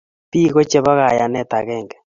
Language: Kalenjin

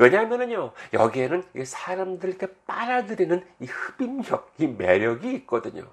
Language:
Korean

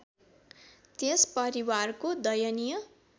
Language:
Nepali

